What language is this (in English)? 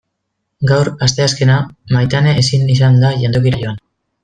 Basque